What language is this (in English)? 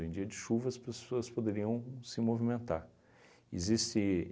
Portuguese